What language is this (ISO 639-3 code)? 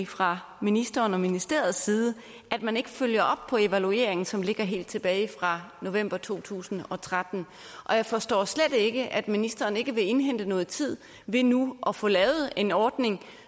dan